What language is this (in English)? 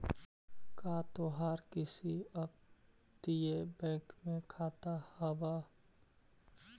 Magahi